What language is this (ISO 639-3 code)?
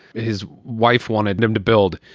eng